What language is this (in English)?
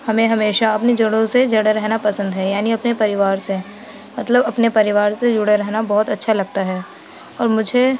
Urdu